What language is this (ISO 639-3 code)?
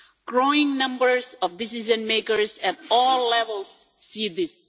eng